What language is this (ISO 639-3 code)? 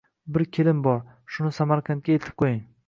uzb